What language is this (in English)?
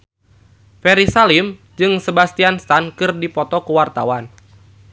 Sundanese